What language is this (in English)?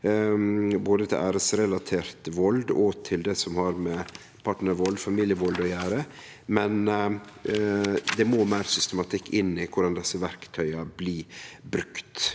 Norwegian